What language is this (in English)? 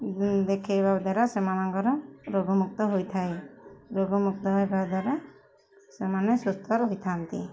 Odia